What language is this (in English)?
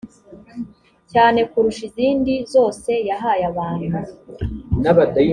Kinyarwanda